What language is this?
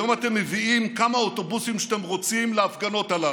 Hebrew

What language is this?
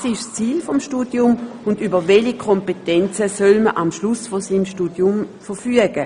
Swiss German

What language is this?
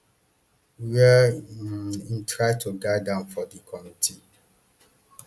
Nigerian Pidgin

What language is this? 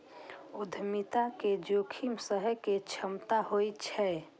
Maithili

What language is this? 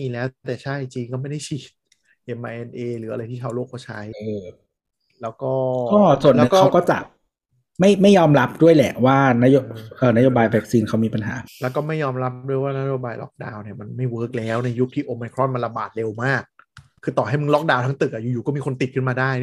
Thai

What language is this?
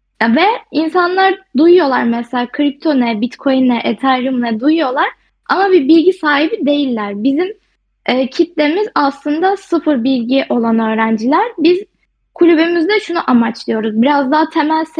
Turkish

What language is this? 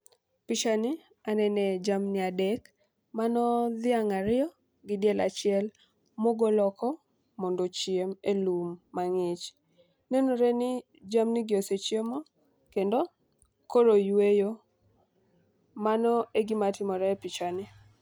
Luo (Kenya and Tanzania)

